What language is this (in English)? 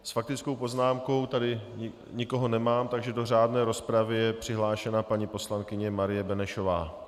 Czech